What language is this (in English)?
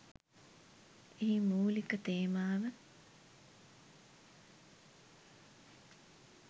Sinhala